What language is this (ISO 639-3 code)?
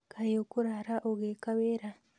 kik